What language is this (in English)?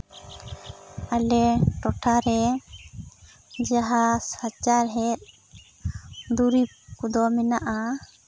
Santali